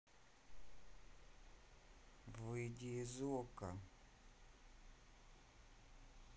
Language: Russian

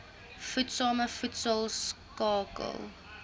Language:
Afrikaans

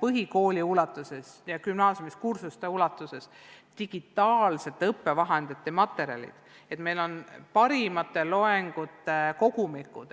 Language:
Estonian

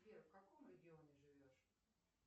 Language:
Russian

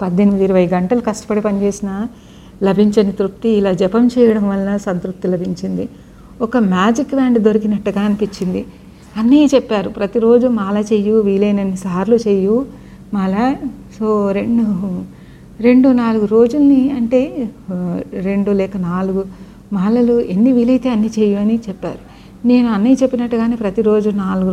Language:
Telugu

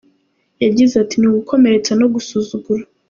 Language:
Kinyarwanda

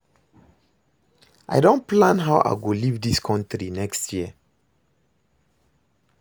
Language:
Nigerian Pidgin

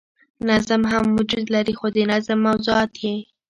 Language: Pashto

